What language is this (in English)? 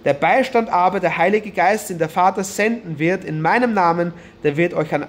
German